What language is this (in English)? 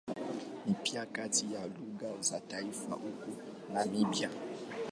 Swahili